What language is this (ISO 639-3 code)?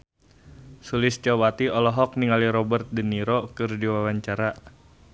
sun